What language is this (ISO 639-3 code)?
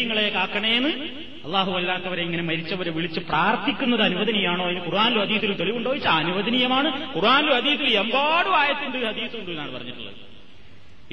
mal